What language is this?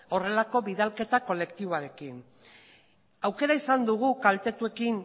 Basque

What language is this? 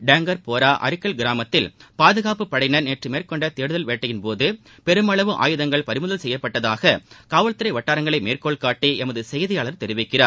Tamil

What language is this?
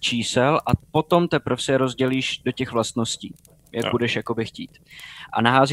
Czech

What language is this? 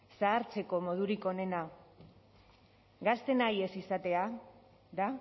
Basque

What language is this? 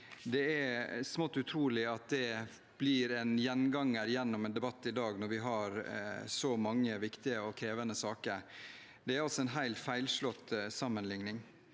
Norwegian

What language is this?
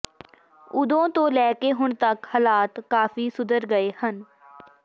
Punjabi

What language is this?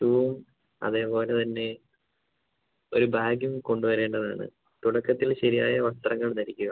Malayalam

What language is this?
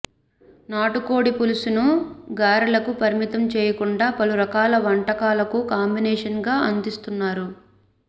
Telugu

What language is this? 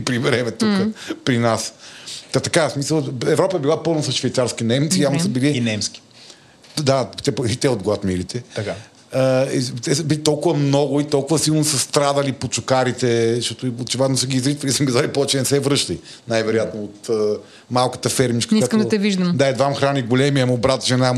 Bulgarian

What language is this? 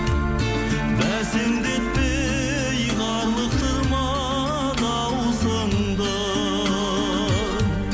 Kazakh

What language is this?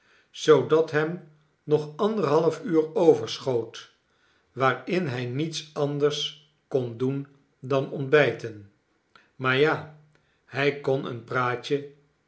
Dutch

